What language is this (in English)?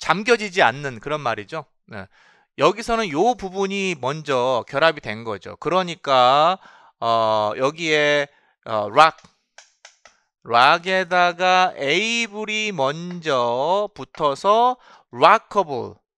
Korean